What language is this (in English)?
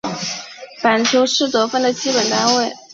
Chinese